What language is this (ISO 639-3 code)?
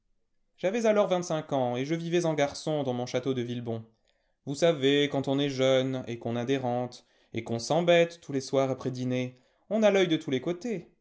fra